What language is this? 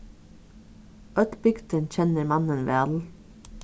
Faroese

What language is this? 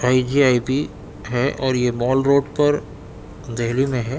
Urdu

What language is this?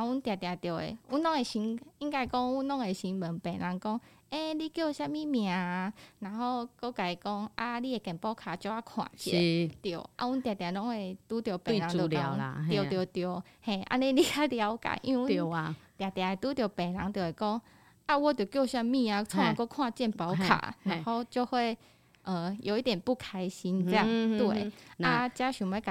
Chinese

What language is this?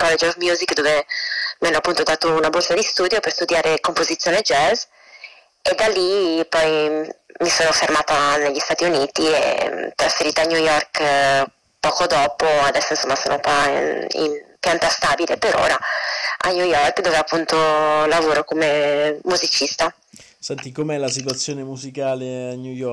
Italian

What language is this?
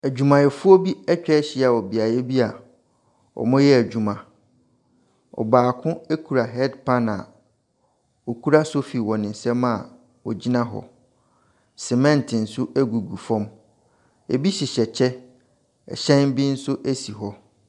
Akan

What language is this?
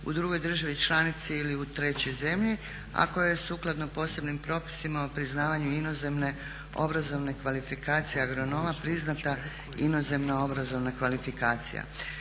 Croatian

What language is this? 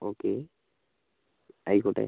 Malayalam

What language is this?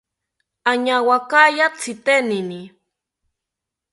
South Ucayali Ashéninka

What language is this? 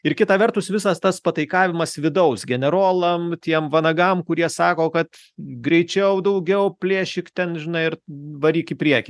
Lithuanian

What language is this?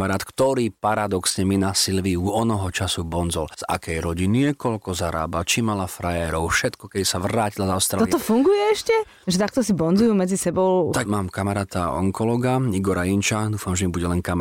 Slovak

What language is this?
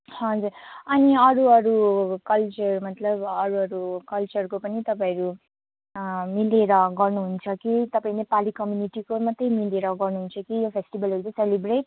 Nepali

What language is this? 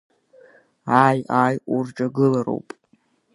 Abkhazian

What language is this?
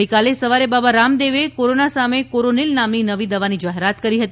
Gujarati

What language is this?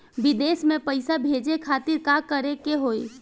Bhojpuri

